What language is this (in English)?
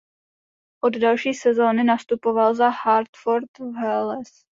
Czech